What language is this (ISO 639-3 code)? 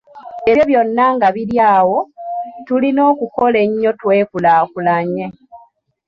lug